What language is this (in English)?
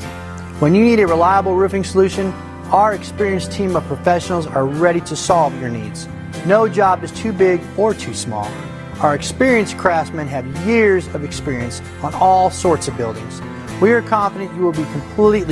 English